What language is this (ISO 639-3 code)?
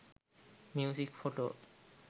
sin